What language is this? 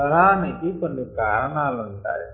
Telugu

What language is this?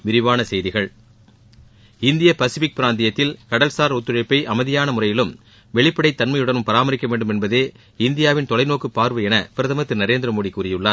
Tamil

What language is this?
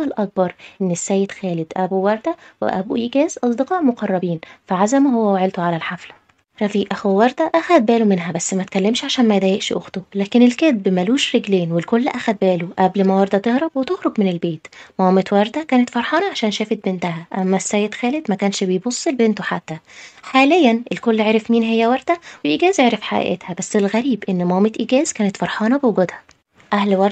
Arabic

